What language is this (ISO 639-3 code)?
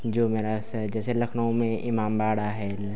hin